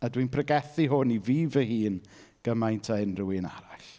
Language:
Welsh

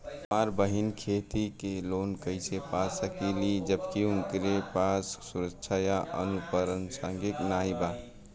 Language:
Bhojpuri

